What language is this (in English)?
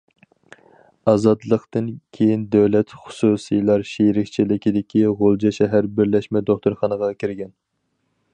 Uyghur